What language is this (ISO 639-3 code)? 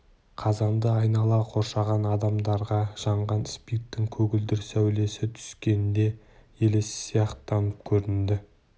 kaz